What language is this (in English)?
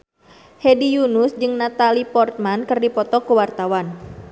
Sundanese